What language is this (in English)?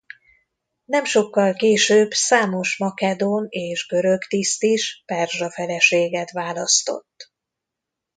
Hungarian